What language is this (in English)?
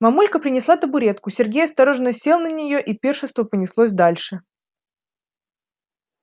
Russian